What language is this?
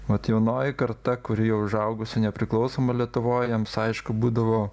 Lithuanian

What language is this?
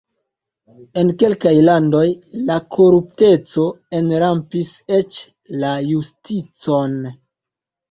Esperanto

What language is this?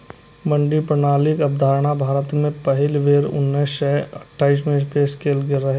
Maithili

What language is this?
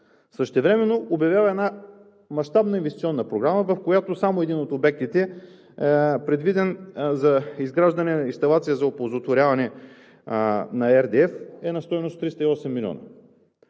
Bulgarian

